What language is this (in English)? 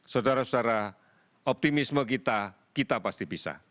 Indonesian